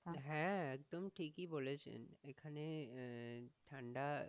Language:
Bangla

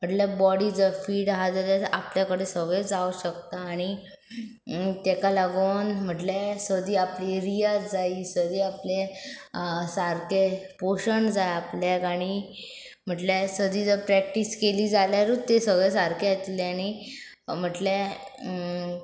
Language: Konkani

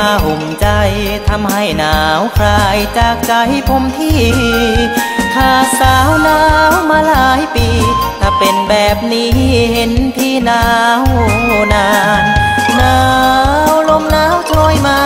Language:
Thai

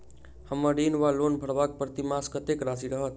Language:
Maithili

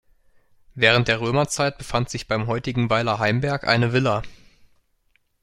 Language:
German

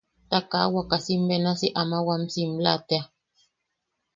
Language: Yaqui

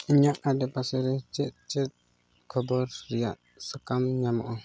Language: Santali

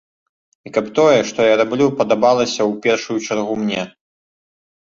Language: Belarusian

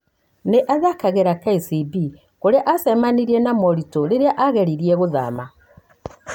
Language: Kikuyu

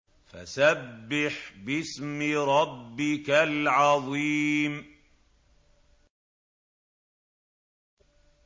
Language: Arabic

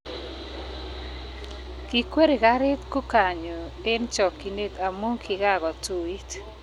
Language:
Kalenjin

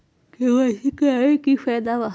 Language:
Magahi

